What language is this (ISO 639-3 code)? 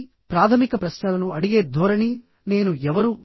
tel